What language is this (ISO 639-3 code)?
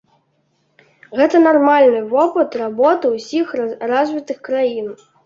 bel